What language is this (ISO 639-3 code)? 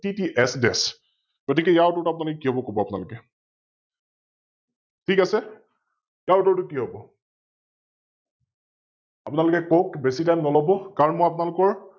asm